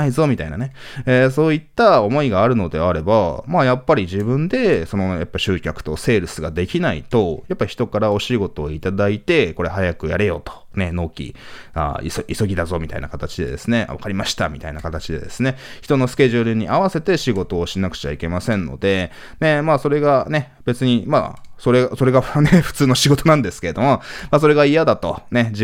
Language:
Japanese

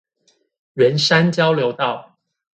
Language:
Chinese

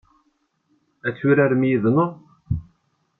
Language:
Kabyle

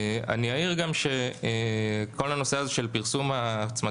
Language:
Hebrew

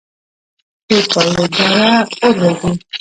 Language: Pashto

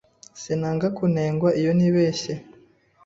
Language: Kinyarwanda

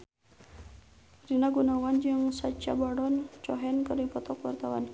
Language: Sundanese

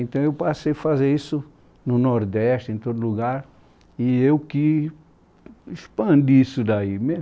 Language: Portuguese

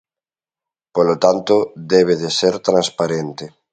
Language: Galician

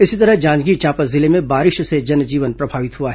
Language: Hindi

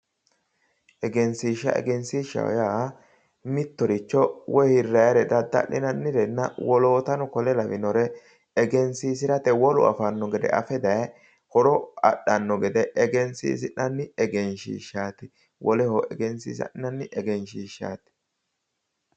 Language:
Sidamo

